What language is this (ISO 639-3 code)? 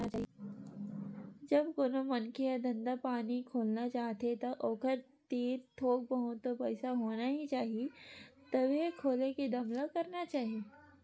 hne